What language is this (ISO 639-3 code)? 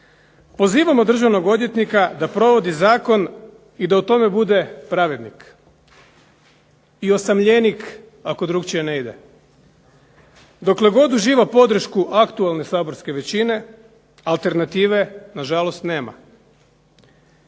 hrv